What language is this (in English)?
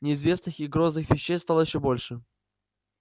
Russian